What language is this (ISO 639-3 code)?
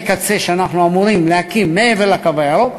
heb